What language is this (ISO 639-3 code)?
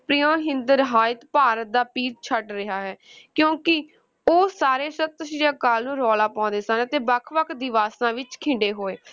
pan